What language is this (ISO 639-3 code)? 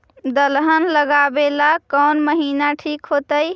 mag